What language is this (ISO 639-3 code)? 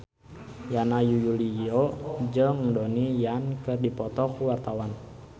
sun